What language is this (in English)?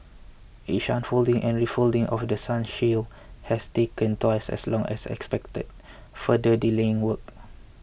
English